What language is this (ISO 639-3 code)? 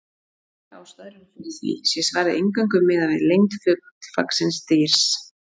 isl